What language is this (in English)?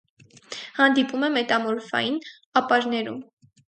Armenian